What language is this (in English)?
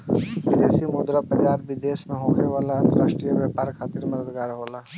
Bhojpuri